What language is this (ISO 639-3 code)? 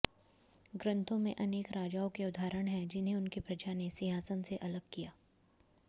hin